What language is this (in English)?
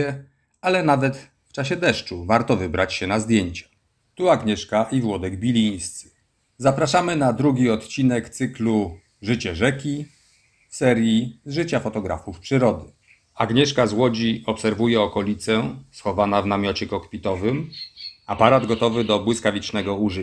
Polish